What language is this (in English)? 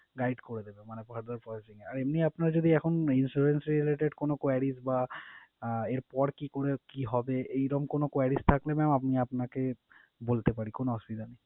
Bangla